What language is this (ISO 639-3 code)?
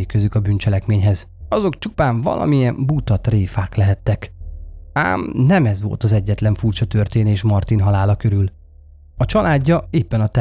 hun